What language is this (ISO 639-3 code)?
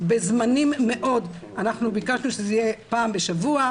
heb